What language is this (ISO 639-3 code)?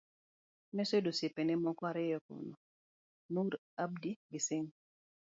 luo